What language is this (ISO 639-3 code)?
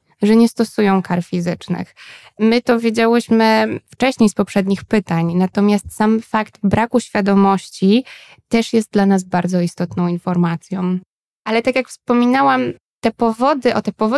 pol